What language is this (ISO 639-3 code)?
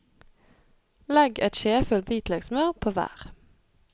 nor